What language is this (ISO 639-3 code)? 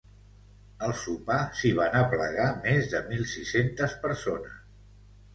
cat